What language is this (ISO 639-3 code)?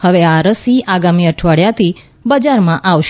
guj